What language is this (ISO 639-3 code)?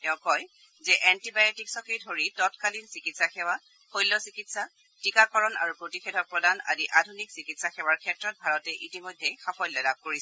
asm